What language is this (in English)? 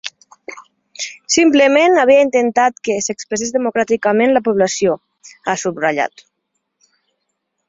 Catalan